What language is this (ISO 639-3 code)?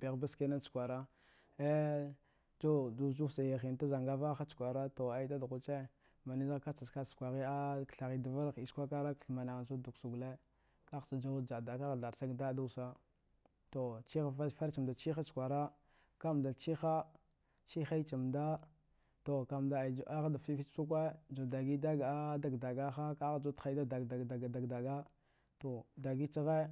dgh